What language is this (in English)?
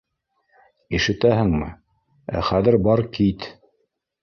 Bashkir